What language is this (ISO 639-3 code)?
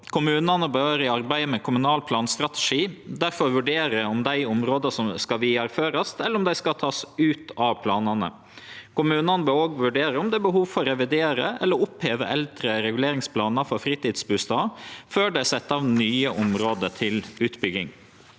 nor